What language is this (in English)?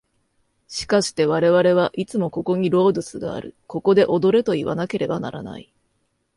Japanese